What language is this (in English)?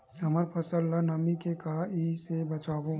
Chhattisgarhi